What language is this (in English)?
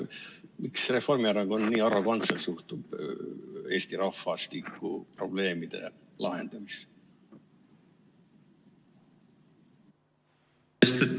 Estonian